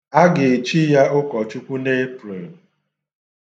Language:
Igbo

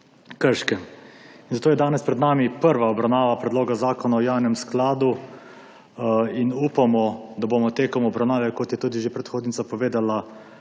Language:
Slovenian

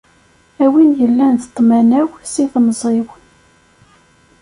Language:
Kabyle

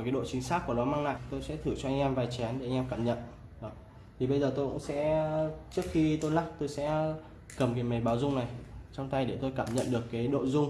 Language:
Vietnamese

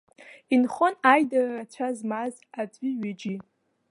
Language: Abkhazian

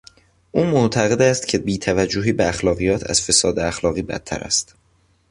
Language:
Persian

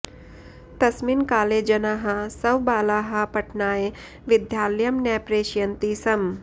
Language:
Sanskrit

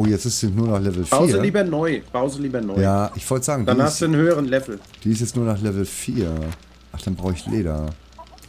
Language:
German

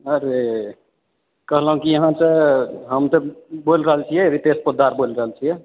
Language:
Maithili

